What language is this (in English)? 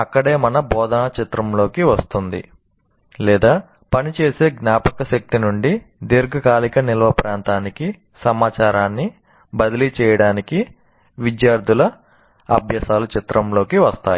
Telugu